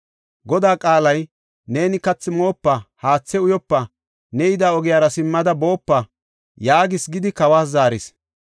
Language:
Gofa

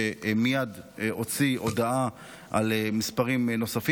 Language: Hebrew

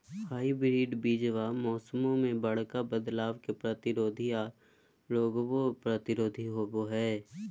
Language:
Magahi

